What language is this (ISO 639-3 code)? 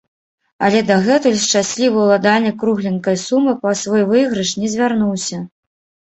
bel